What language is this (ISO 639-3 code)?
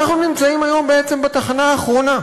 heb